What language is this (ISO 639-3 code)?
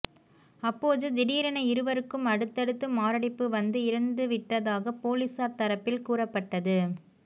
tam